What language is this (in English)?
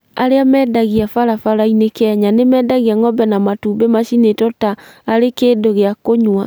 Kikuyu